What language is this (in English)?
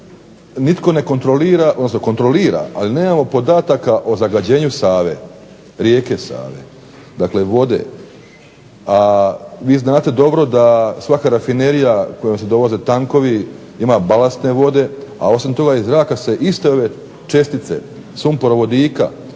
Croatian